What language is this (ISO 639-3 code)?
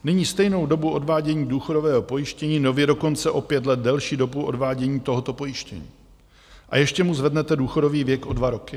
ces